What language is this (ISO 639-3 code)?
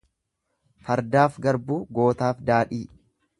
orm